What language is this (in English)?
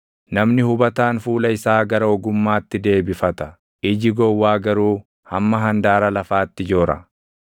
Oromo